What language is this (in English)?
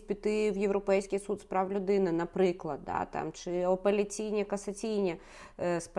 Ukrainian